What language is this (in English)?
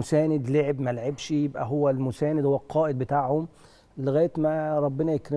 Arabic